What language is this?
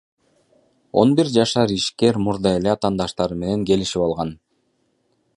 Kyrgyz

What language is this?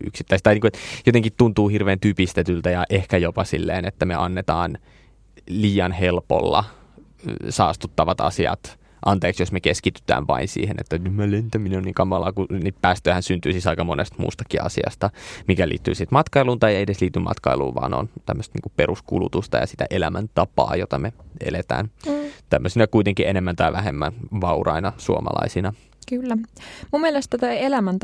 Finnish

